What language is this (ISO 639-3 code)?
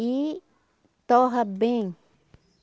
por